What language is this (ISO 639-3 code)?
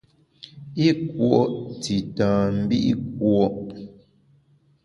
bax